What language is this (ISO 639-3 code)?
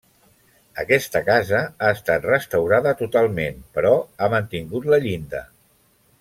cat